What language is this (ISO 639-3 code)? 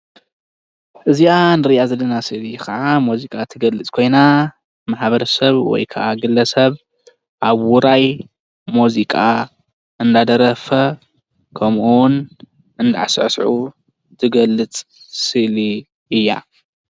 tir